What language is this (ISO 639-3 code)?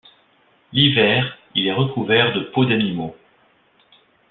fra